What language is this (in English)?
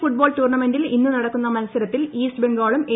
Malayalam